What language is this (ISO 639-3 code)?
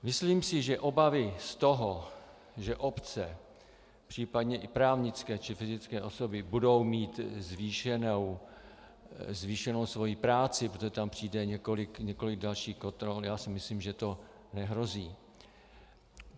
ces